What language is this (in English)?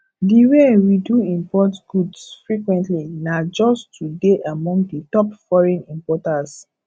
Nigerian Pidgin